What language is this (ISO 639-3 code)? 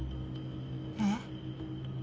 jpn